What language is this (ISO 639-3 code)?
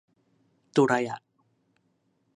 tha